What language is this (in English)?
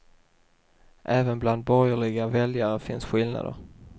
Swedish